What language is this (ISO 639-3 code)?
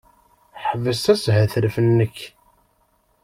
kab